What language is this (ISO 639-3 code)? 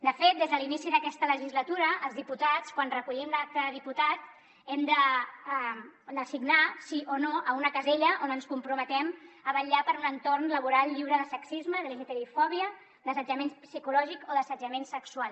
cat